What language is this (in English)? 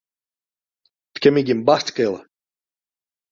Western Frisian